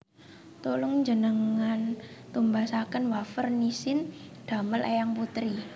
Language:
Javanese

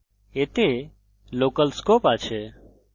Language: Bangla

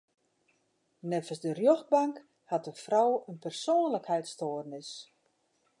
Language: Western Frisian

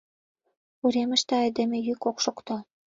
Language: Mari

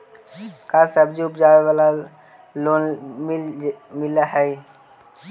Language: Magahi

